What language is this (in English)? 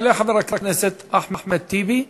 Hebrew